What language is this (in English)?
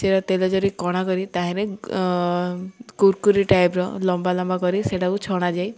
Odia